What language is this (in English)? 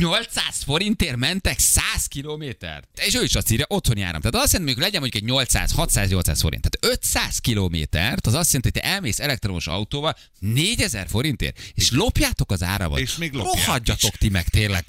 Hungarian